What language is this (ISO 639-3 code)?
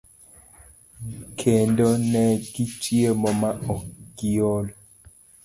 luo